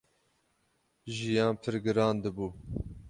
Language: Kurdish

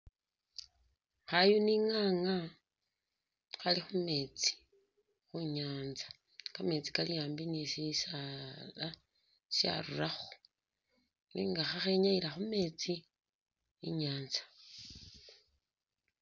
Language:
Masaaba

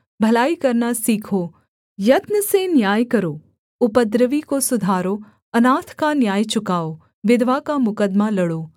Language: Hindi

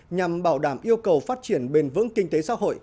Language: Vietnamese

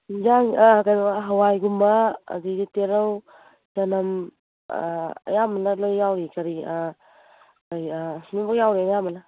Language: Manipuri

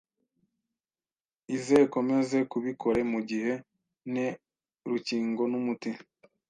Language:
Kinyarwanda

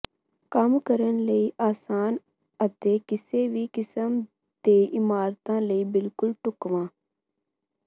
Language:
Punjabi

